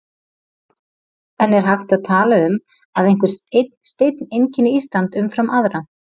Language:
Icelandic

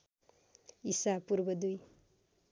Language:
Nepali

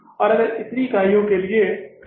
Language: Hindi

